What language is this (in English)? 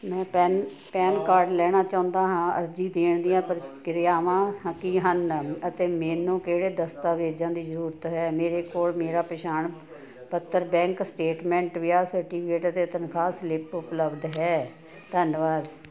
Punjabi